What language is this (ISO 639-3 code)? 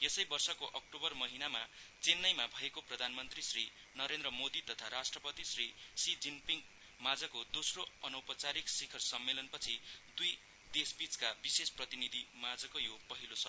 nep